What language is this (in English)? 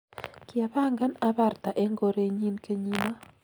Kalenjin